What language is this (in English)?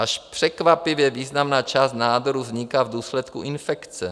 Czech